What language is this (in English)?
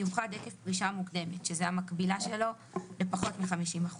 Hebrew